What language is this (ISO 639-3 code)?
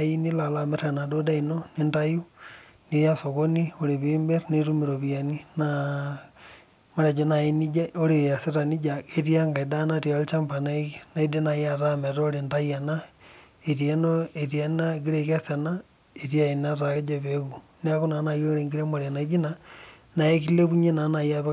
mas